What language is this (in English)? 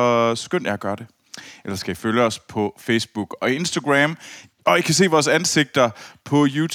Danish